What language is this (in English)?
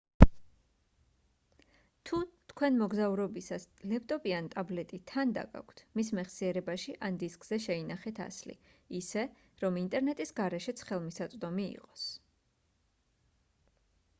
Georgian